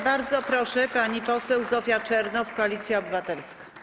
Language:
Polish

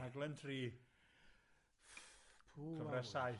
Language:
Welsh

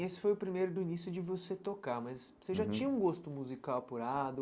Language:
Portuguese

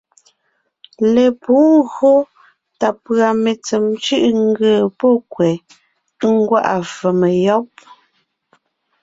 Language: Ngiemboon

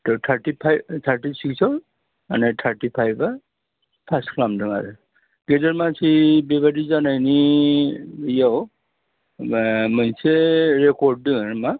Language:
Bodo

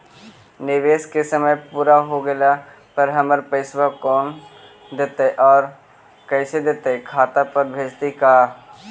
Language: Magahi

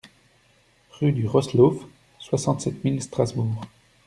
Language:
French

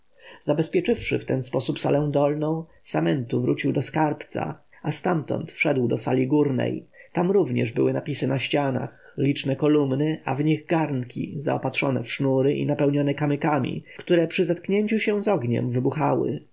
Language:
Polish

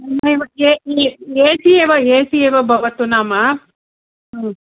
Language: Sanskrit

